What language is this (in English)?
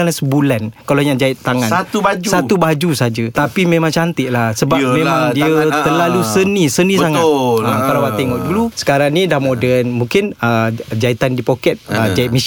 Malay